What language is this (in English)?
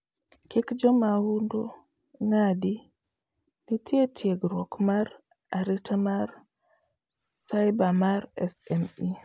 Luo (Kenya and Tanzania)